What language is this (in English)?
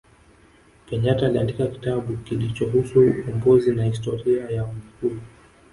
Swahili